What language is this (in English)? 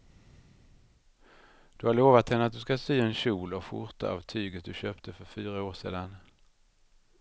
Swedish